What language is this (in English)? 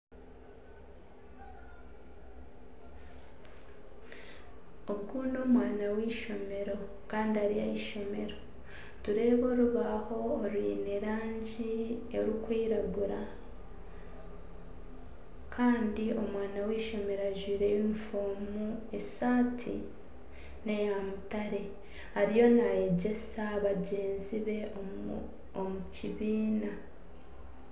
Nyankole